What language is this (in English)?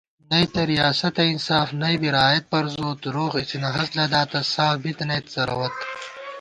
Gawar-Bati